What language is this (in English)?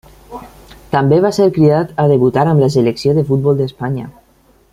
Catalan